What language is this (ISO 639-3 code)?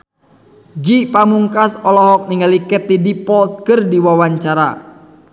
sun